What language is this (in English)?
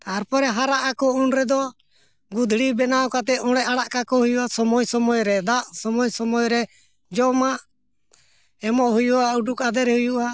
Santali